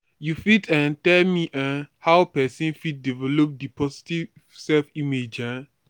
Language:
Nigerian Pidgin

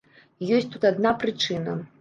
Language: Belarusian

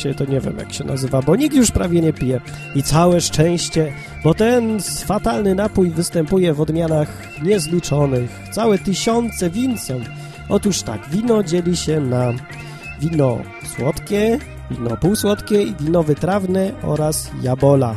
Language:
Polish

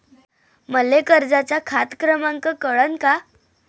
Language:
Marathi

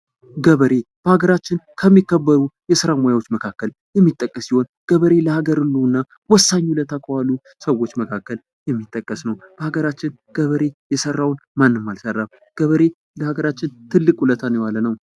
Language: Amharic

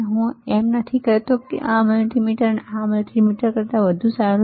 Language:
Gujarati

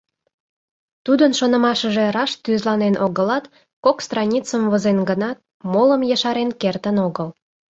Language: Mari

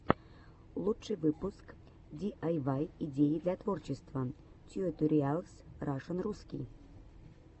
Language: Russian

